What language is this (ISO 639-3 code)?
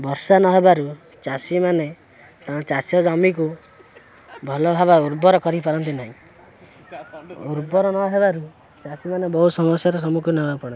ori